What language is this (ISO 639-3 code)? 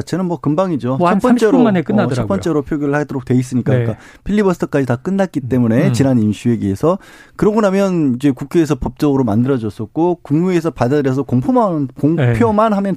kor